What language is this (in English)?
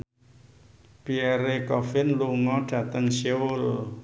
Javanese